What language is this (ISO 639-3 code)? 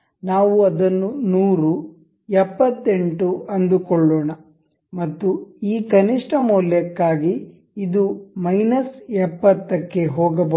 kan